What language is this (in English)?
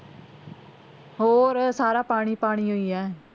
Punjabi